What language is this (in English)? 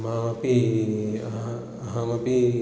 Sanskrit